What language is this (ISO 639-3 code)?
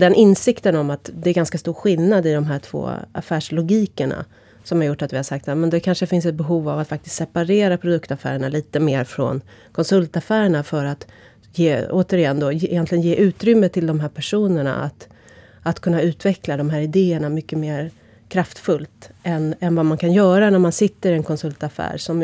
swe